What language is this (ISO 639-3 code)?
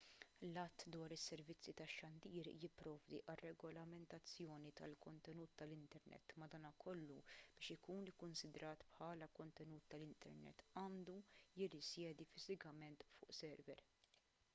mlt